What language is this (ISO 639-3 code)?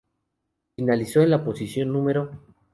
spa